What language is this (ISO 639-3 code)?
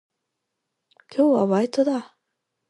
jpn